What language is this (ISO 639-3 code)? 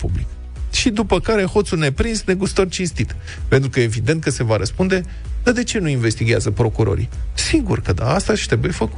ron